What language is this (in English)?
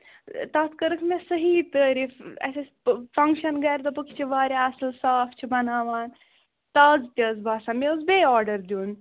Kashmiri